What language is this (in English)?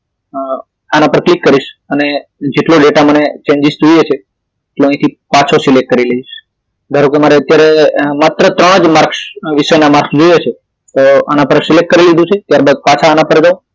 Gujarati